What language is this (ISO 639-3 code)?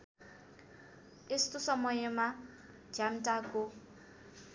nep